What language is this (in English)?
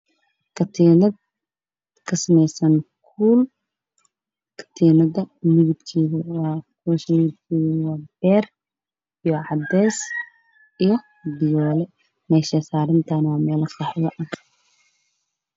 Somali